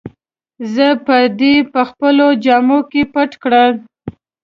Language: Pashto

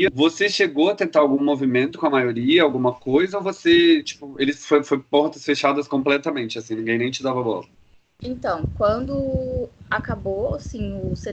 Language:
Portuguese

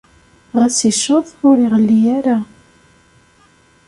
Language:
Kabyle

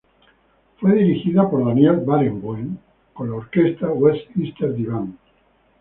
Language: Spanish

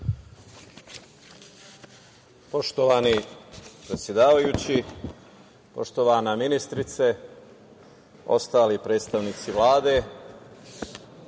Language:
Serbian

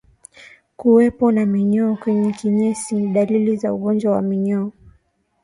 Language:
Swahili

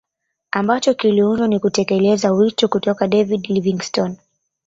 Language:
Swahili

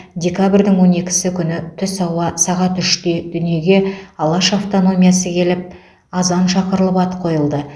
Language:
Kazakh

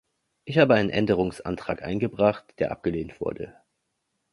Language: German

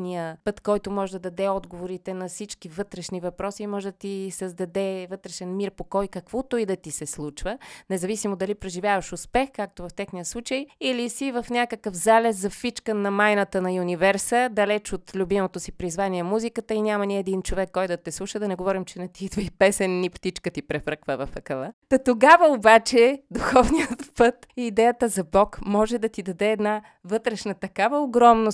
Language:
Bulgarian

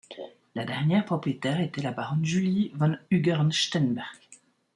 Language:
French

